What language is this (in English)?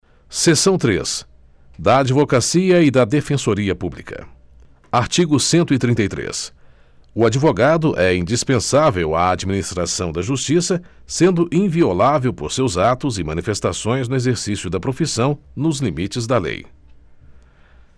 Portuguese